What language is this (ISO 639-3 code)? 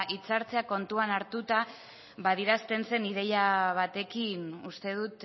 eus